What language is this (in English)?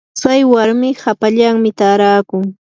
Yanahuanca Pasco Quechua